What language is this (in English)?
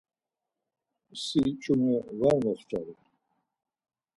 Laz